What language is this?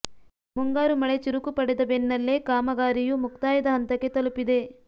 Kannada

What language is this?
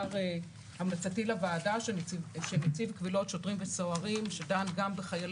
Hebrew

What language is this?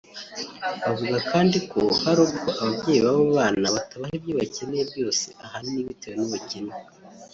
Kinyarwanda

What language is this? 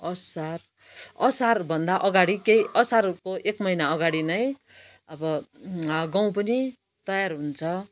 Nepali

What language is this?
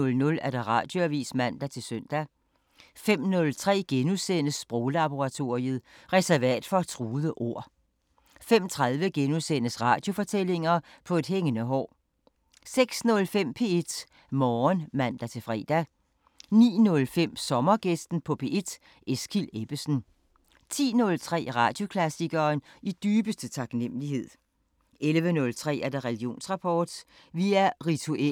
Danish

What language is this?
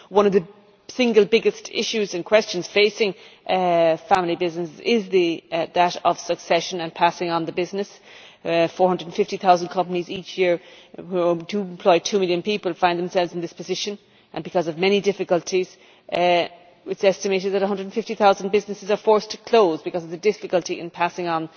English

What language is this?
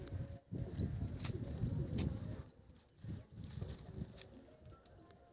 Maithili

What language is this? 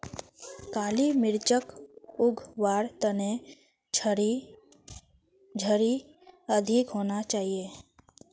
Magahi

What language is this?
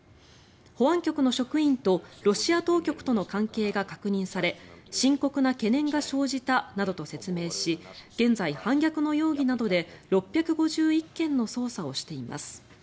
Japanese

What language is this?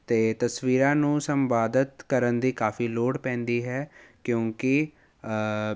Punjabi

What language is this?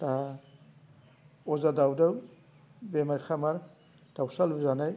Bodo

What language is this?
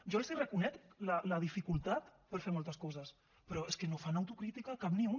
Catalan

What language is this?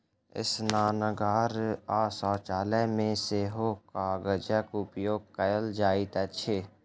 Maithili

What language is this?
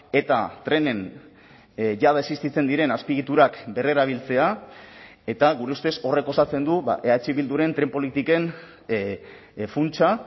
Basque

